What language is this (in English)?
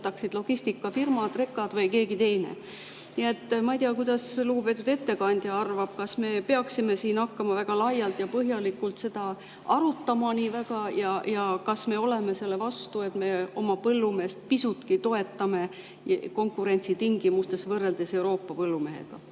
Estonian